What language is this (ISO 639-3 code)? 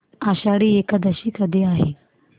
mar